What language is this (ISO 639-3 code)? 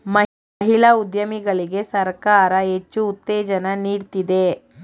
kan